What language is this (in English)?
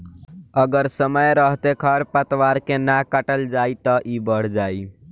Bhojpuri